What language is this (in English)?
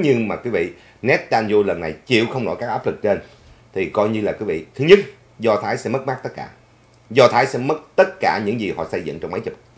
Vietnamese